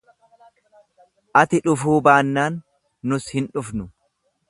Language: Oromo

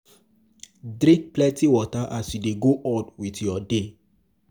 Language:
Nigerian Pidgin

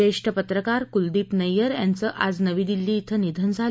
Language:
Marathi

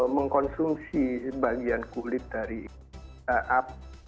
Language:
Indonesian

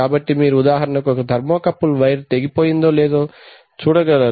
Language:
Telugu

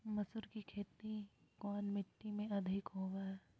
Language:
Magahi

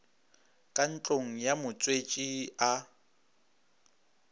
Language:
Northern Sotho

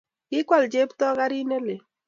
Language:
Kalenjin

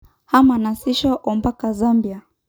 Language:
Masai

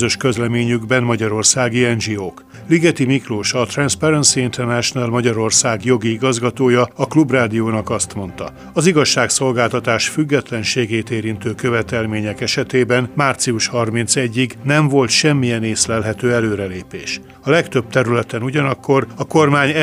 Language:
Hungarian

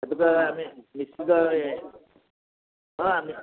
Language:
Odia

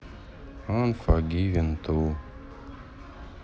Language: Russian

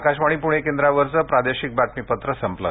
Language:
Marathi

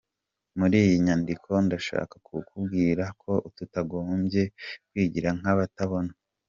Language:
Kinyarwanda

